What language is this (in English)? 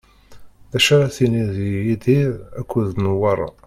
Kabyle